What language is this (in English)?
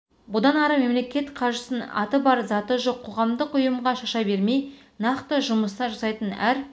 Kazakh